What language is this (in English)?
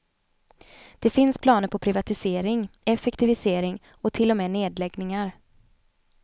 Swedish